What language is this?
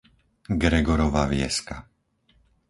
Slovak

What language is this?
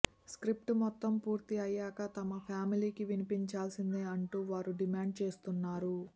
Telugu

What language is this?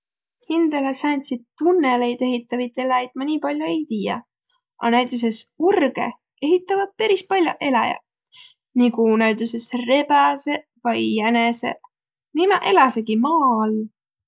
Võro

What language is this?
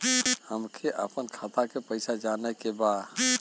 Bhojpuri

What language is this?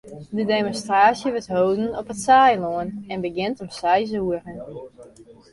Western Frisian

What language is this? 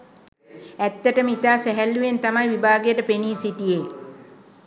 Sinhala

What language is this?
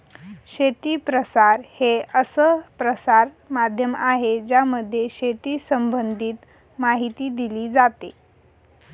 Marathi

